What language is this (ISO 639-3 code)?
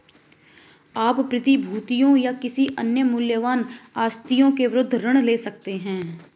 hin